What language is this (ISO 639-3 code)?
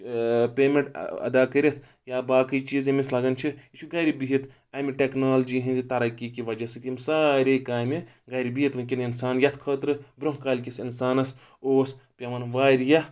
kas